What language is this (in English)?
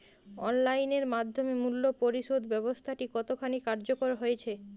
Bangla